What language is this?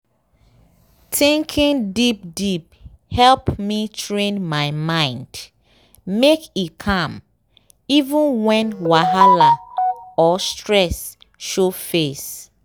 Nigerian Pidgin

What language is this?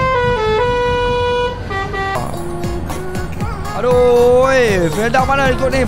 Malay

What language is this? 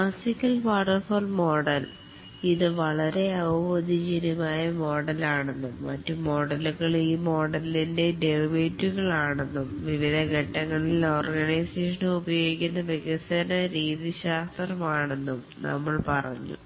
Malayalam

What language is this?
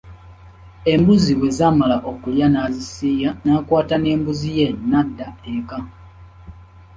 Ganda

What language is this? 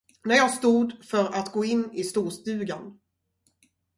Swedish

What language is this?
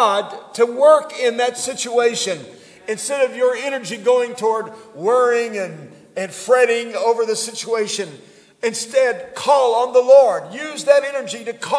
English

